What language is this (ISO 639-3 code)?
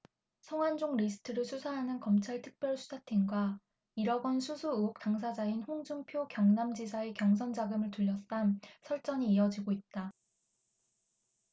kor